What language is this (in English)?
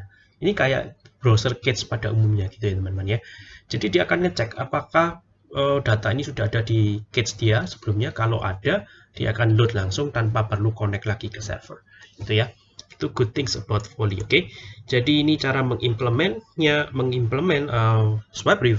Indonesian